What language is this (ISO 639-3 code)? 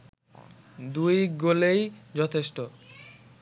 ben